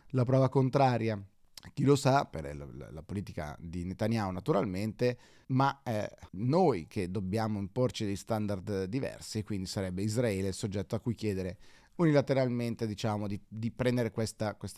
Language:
Italian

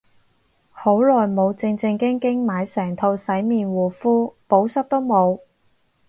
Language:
Cantonese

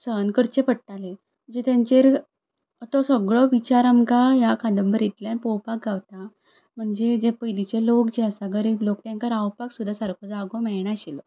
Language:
Konkani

